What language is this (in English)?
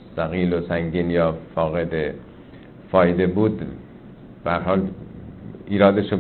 Persian